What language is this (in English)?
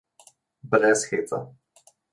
Slovenian